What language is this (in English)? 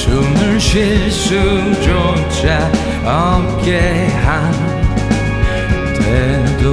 Korean